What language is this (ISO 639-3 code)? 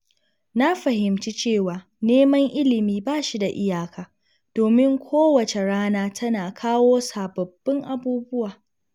hau